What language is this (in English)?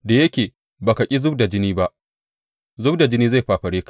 Hausa